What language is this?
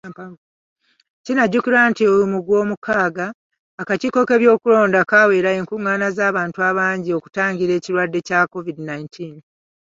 Ganda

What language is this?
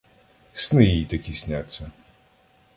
Ukrainian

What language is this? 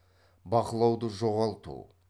Kazakh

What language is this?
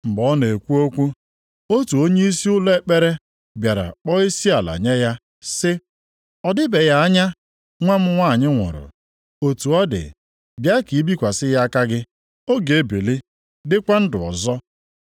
Igbo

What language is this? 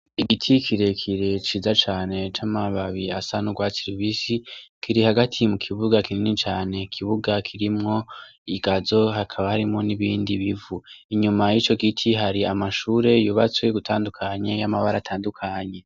Rundi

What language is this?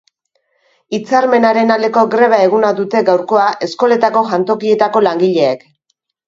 Basque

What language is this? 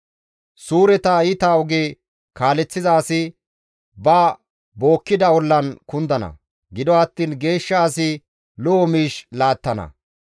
Gamo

